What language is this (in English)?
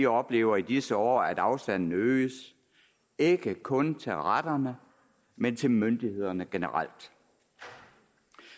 Danish